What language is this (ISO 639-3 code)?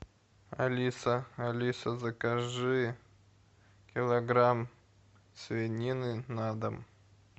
rus